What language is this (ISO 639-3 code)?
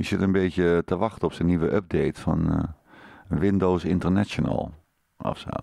nld